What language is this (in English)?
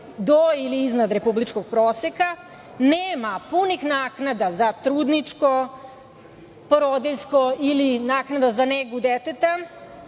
Serbian